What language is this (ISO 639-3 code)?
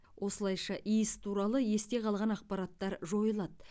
kaz